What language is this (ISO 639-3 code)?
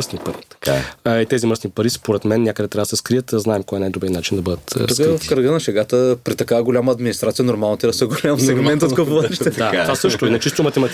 bul